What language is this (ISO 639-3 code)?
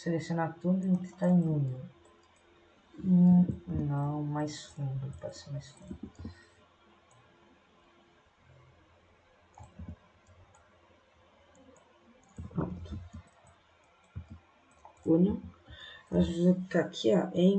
por